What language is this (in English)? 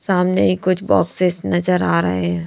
Hindi